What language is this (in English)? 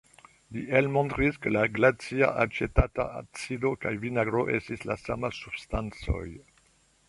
Esperanto